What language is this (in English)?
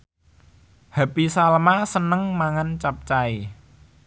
Javanese